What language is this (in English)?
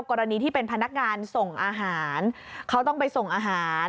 Thai